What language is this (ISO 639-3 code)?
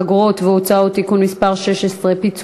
heb